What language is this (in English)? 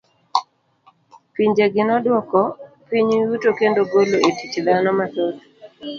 Luo (Kenya and Tanzania)